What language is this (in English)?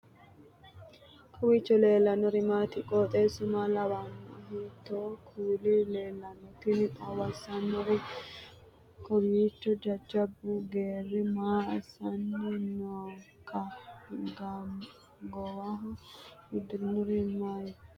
Sidamo